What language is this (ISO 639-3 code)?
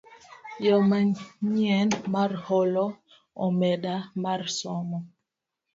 luo